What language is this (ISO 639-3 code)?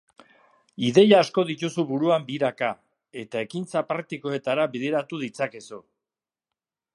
eus